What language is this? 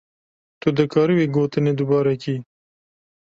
Kurdish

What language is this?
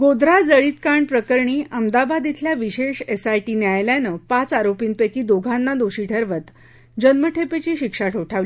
Marathi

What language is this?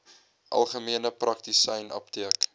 Afrikaans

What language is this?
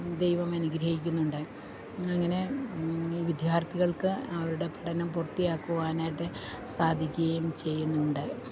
Malayalam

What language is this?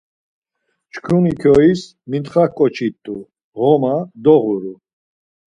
Laz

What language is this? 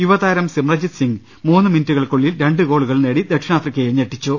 Malayalam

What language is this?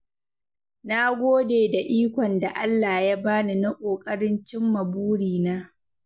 Hausa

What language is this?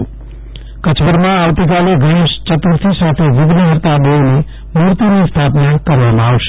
Gujarati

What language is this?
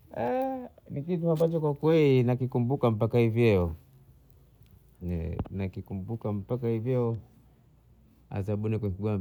Bondei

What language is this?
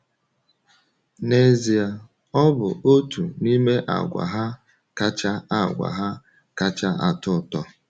Igbo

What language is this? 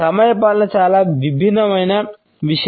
Telugu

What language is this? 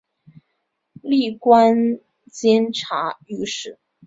Chinese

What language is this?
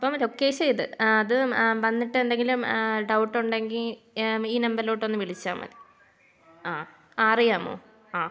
Malayalam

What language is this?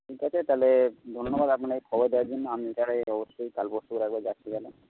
Bangla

